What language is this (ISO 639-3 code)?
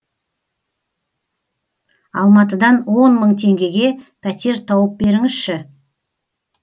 kaz